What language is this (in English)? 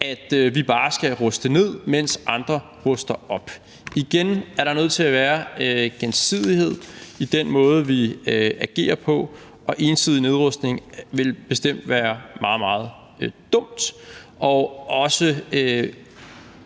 Danish